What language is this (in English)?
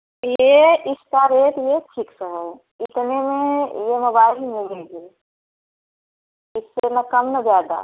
Hindi